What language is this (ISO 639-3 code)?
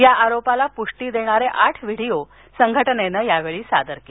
mar